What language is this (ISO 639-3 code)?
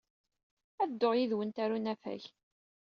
kab